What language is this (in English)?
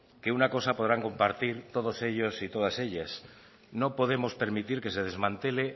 Spanish